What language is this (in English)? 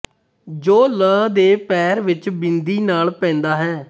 Punjabi